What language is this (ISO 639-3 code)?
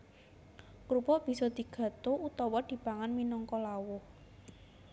jav